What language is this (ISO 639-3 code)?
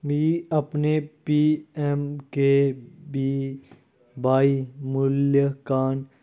doi